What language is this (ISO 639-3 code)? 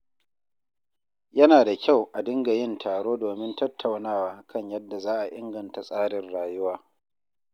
hau